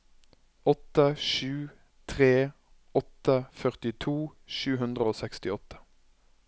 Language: Norwegian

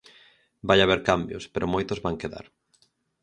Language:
Galician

